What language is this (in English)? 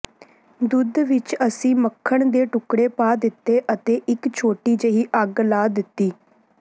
Punjabi